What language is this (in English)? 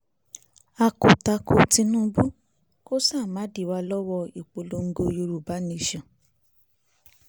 Yoruba